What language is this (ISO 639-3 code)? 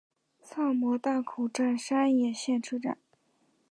zho